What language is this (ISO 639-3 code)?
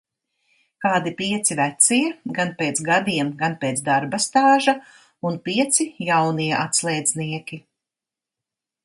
lav